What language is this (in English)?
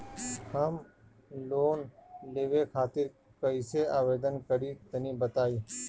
Bhojpuri